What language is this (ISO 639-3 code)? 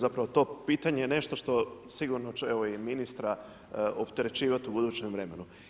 hrv